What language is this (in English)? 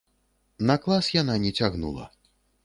Belarusian